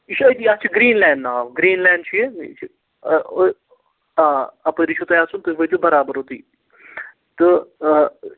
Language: Kashmiri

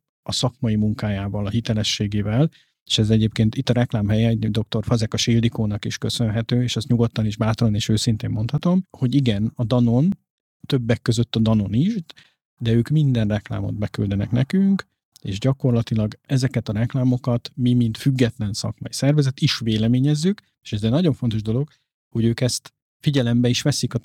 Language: Hungarian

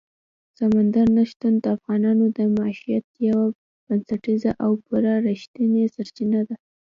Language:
Pashto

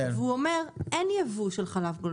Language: Hebrew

